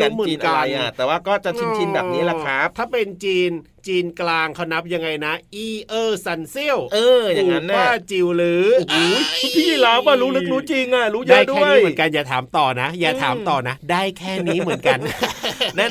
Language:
Thai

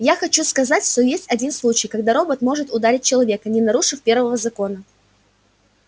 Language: Russian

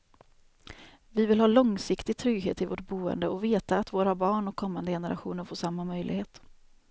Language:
Swedish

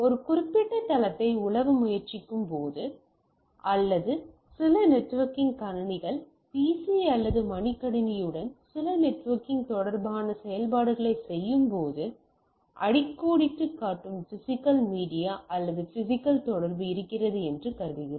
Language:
Tamil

